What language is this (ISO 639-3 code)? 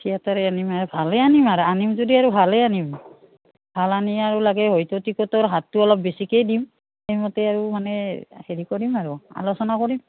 asm